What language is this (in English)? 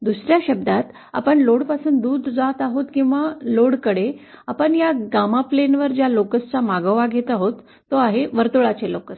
Marathi